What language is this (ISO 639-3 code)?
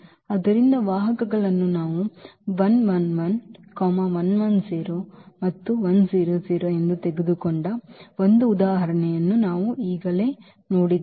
kan